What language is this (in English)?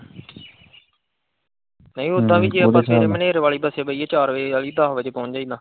Punjabi